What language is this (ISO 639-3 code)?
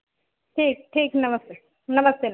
hin